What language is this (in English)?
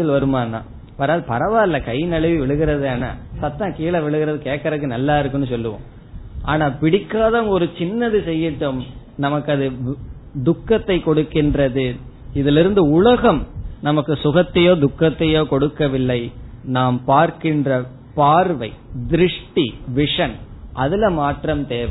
Tamil